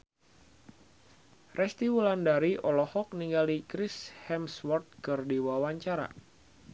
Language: Sundanese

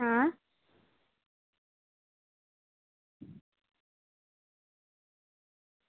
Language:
Gujarati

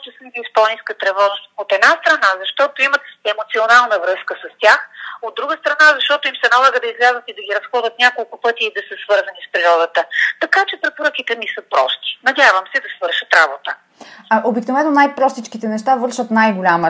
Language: Bulgarian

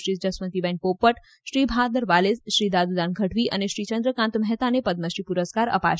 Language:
Gujarati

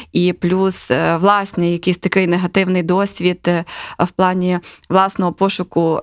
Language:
Ukrainian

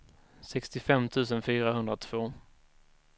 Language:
Swedish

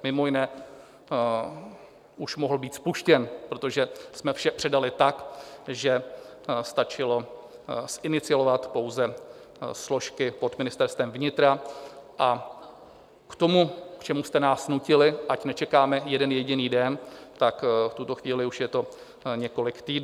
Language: Czech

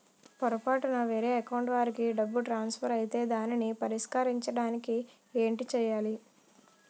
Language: Telugu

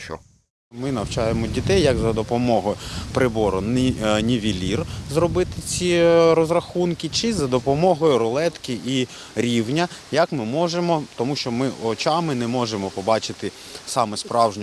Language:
Ukrainian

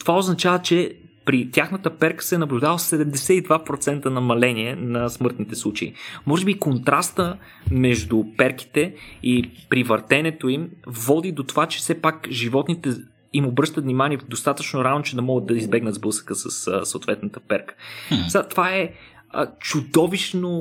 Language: Bulgarian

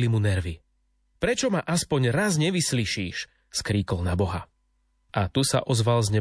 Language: Slovak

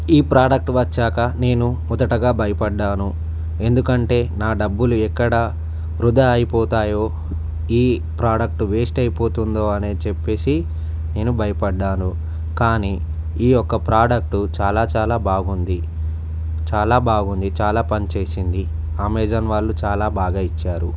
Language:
Telugu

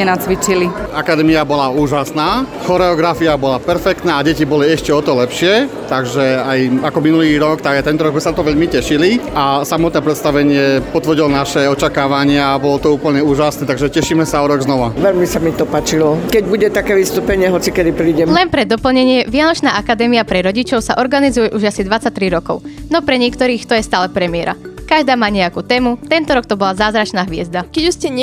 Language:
Slovak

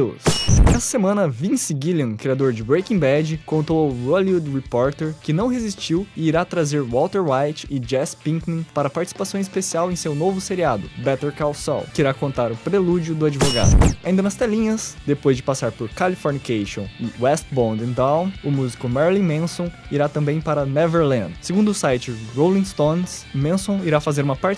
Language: Portuguese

